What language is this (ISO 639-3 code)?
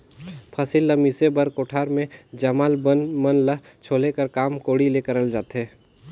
hne